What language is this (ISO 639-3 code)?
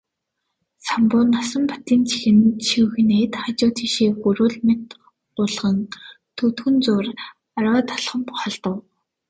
mon